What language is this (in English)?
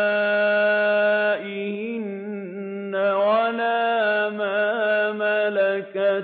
Arabic